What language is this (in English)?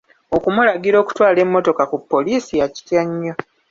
Ganda